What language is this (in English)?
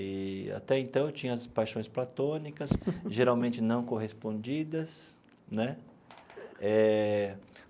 Portuguese